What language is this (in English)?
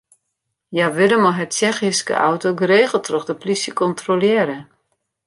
Western Frisian